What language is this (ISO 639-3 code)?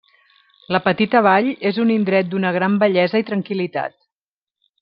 cat